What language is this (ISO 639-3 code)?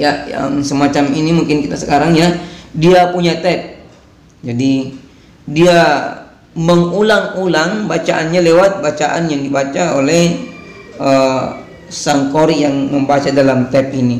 ind